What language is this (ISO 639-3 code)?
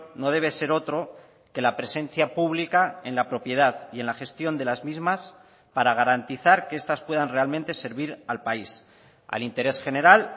spa